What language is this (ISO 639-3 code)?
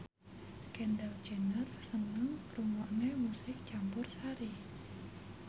jav